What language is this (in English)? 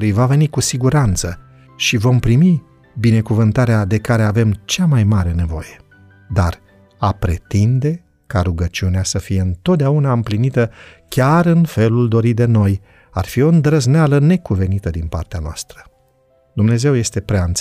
Romanian